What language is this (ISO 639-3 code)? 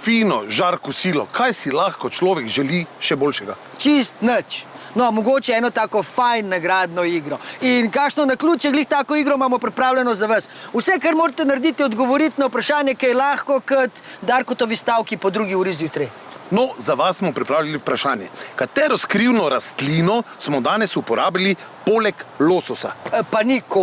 slv